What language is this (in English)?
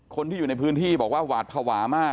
Thai